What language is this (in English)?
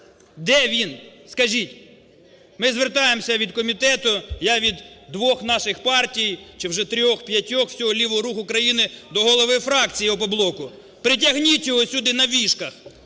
Ukrainian